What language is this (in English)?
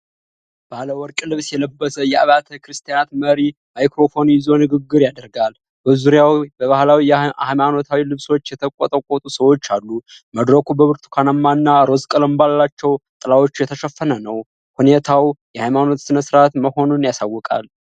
Amharic